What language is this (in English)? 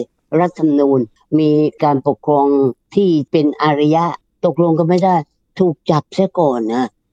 Thai